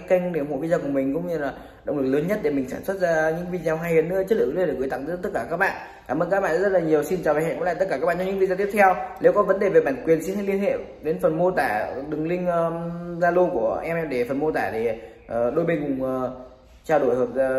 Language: Vietnamese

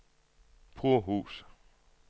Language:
Danish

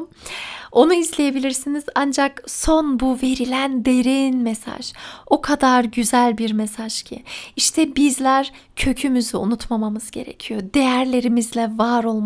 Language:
Turkish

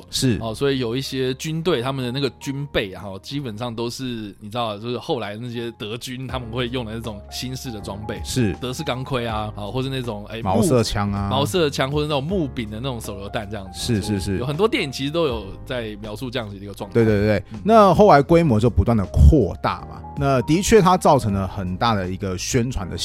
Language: Chinese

